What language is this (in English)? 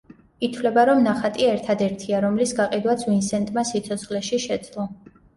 Georgian